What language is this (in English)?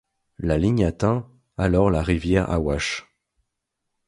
French